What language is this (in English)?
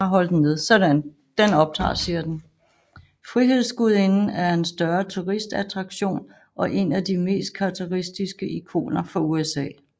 Danish